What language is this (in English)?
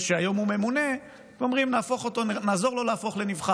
Hebrew